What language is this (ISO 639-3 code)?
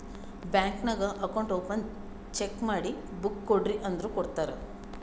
kan